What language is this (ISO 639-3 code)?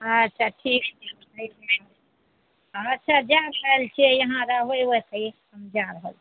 mai